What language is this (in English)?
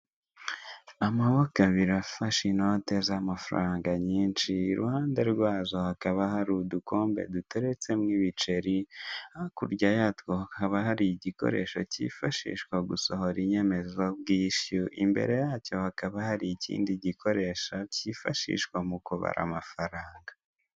Kinyarwanda